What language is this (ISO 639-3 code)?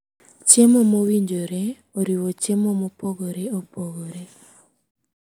luo